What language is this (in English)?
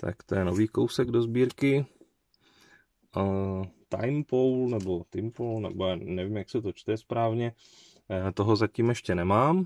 Czech